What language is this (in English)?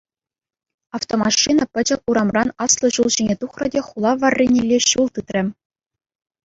Chuvash